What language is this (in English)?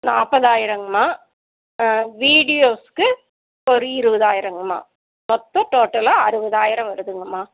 Tamil